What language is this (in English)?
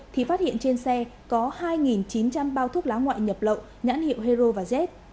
Vietnamese